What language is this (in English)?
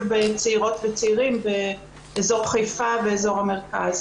Hebrew